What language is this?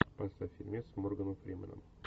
Russian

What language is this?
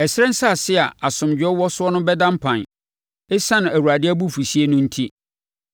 Akan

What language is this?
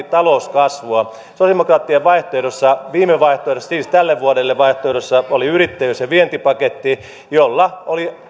Finnish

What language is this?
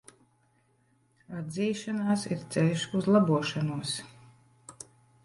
Latvian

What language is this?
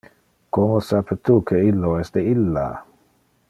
Interlingua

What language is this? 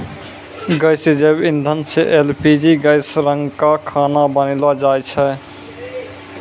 Maithili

